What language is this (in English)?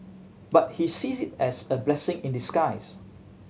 English